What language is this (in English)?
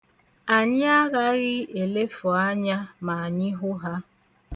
Igbo